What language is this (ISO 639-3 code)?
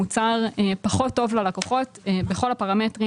heb